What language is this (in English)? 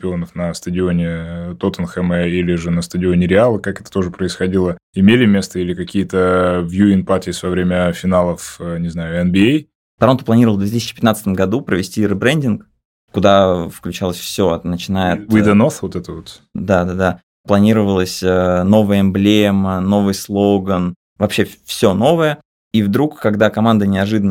Russian